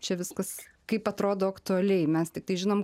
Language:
Lithuanian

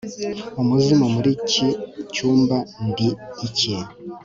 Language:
Kinyarwanda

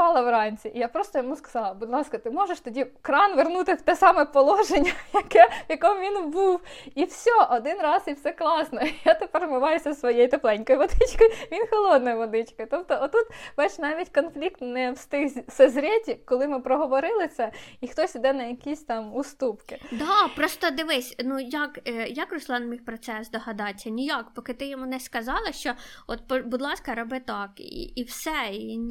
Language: Ukrainian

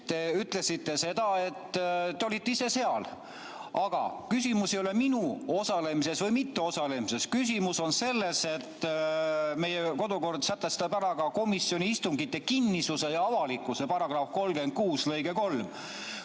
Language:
Estonian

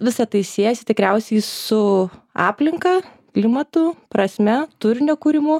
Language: Lithuanian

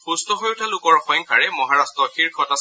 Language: Assamese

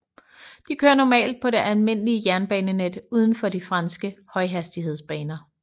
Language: Danish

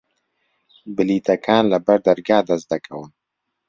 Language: Central Kurdish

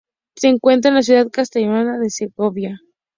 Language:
Spanish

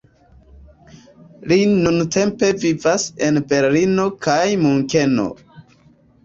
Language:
Esperanto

